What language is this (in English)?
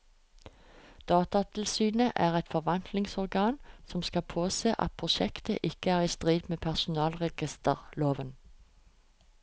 Norwegian